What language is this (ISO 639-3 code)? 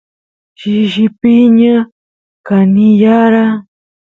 qus